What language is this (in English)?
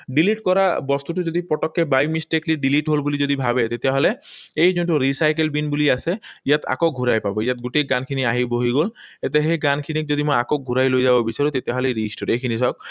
Assamese